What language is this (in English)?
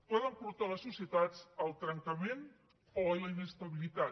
Catalan